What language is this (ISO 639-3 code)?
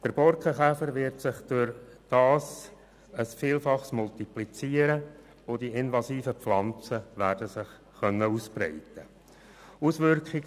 gsw